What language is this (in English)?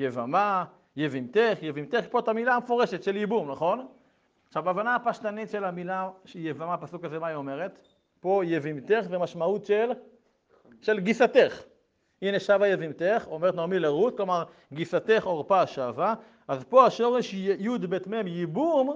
Hebrew